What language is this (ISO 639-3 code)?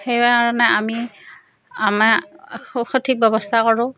asm